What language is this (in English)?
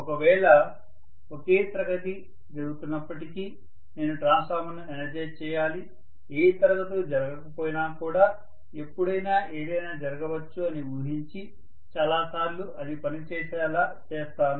Telugu